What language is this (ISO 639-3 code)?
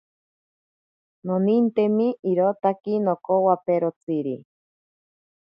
prq